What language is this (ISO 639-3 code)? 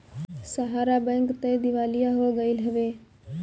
bho